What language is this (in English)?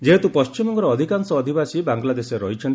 Odia